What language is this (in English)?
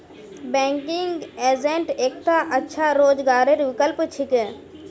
Magahi